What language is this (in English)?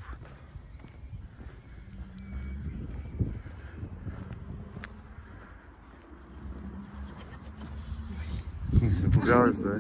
Russian